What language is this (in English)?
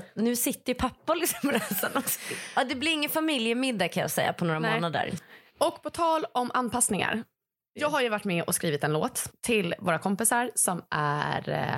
Swedish